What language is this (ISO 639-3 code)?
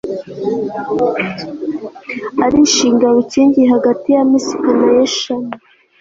kin